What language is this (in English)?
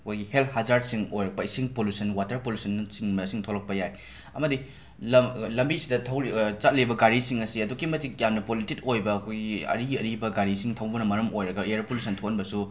Manipuri